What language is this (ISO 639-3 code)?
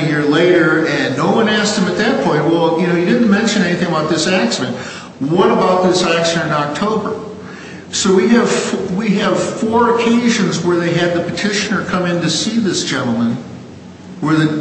eng